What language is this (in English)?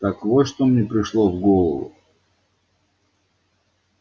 Russian